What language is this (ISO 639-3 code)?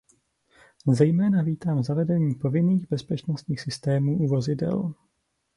ces